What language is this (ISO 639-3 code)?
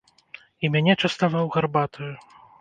bel